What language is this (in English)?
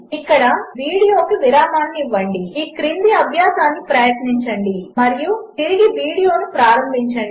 Telugu